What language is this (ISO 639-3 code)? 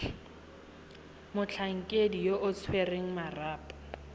tsn